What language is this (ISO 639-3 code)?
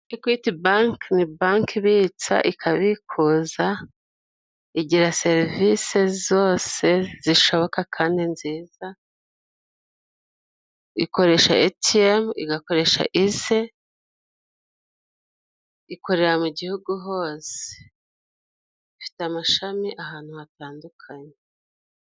kin